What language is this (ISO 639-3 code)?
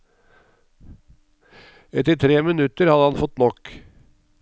nor